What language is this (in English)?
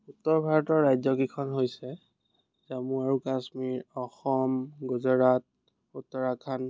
Assamese